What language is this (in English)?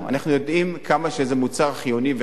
Hebrew